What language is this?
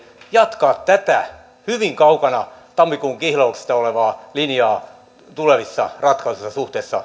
Finnish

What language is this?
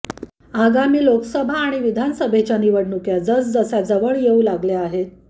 Marathi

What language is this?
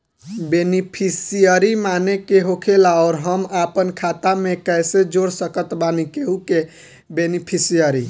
Bhojpuri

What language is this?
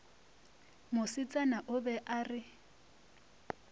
Northern Sotho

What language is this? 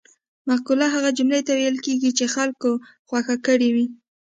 Pashto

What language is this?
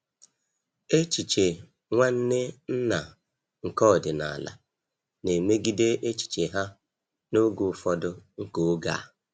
Igbo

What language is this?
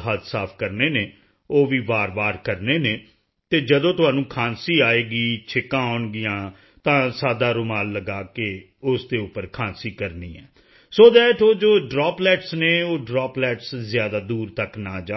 Punjabi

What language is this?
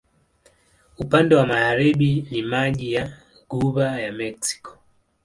Swahili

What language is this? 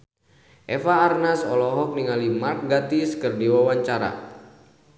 Sundanese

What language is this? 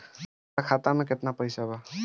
Bhojpuri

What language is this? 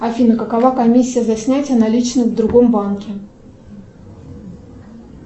Russian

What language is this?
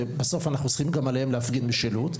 Hebrew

